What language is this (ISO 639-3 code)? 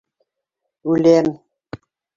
bak